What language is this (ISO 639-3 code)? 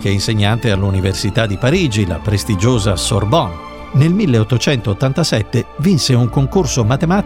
ita